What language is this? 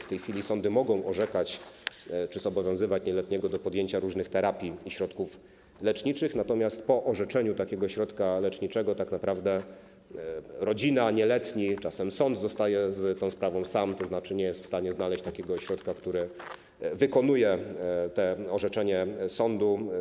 Polish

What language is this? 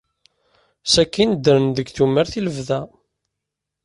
Kabyle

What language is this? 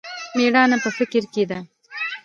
Pashto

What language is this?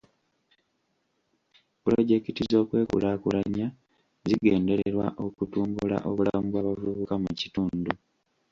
Ganda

